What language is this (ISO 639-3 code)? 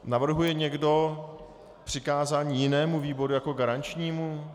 ces